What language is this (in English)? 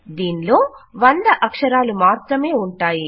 Telugu